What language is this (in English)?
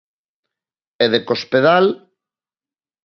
Galician